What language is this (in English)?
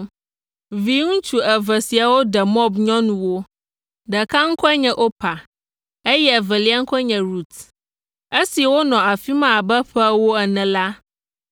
Ewe